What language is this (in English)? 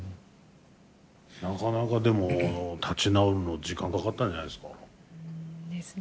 Japanese